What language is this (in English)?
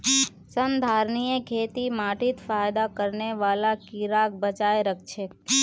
Magahi